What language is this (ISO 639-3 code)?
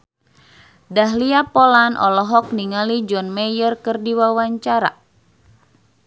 sun